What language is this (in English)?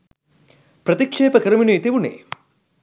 Sinhala